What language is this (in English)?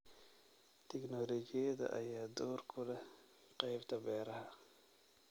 Somali